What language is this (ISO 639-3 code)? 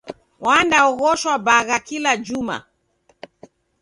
dav